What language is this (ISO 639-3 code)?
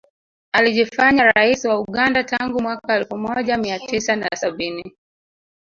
swa